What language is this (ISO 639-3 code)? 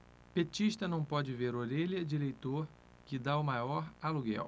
por